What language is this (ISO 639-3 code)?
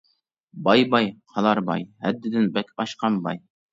uig